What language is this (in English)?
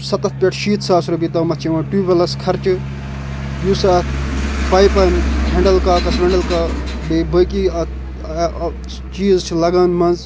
Kashmiri